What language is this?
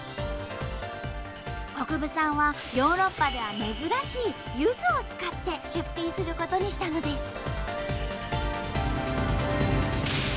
Japanese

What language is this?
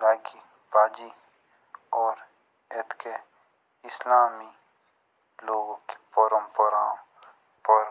Jaunsari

